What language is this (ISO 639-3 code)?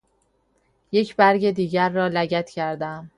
fas